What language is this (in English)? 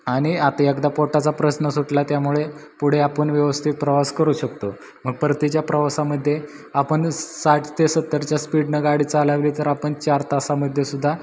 Marathi